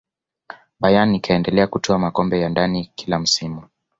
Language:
Swahili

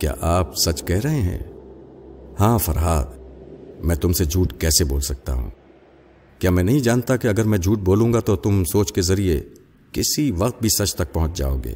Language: Urdu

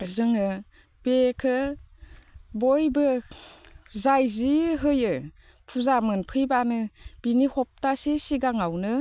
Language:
Bodo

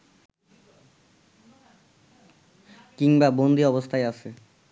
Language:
Bangla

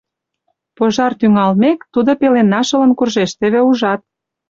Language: Mari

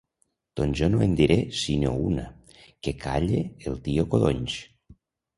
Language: Catalan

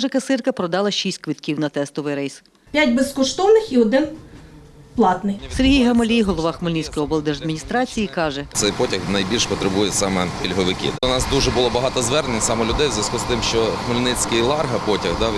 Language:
Ukrainian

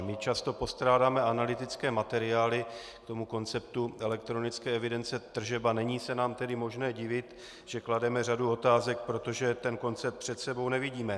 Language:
Czech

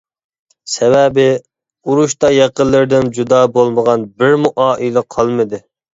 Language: Uyghur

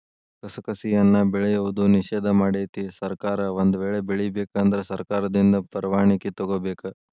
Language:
Kannada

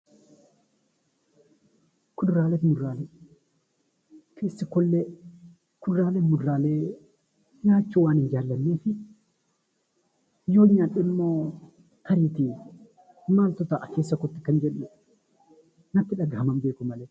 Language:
Oromo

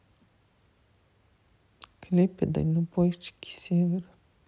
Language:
Russian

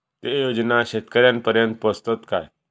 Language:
Marathi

